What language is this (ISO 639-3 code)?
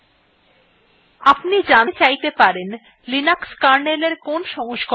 ben